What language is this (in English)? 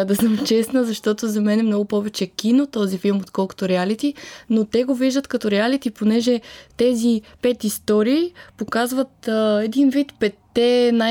Bulgarian